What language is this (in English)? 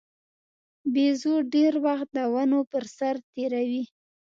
Pashto